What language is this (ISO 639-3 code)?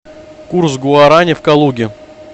rus